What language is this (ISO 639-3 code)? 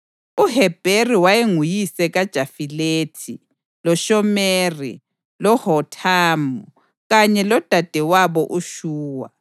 nde